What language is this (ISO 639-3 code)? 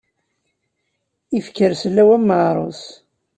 kab